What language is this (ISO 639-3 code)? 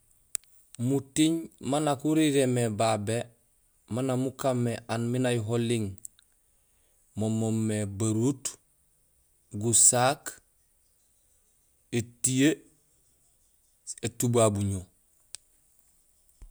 gsl